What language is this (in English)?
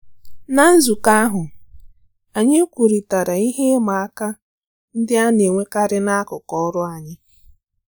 Igbo